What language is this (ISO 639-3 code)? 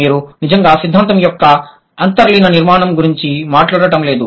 tel